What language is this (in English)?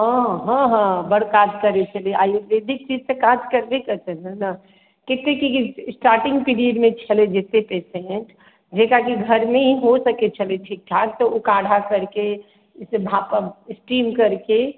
Maithili